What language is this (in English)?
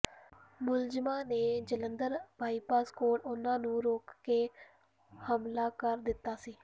Punjabi